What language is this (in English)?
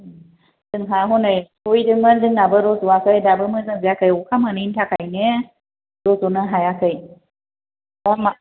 Bodo